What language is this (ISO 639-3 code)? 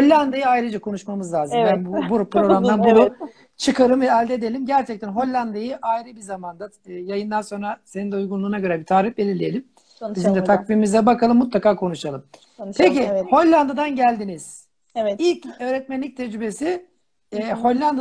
tur